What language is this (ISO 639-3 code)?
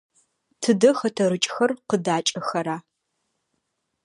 ady